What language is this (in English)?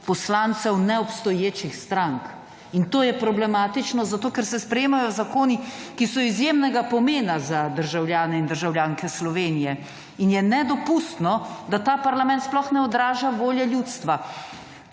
Slovenian